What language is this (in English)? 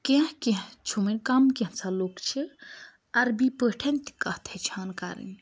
Kashmiri